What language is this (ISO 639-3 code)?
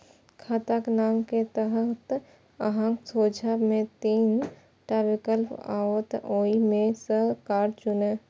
mai